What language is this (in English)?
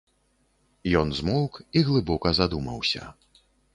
Belarusian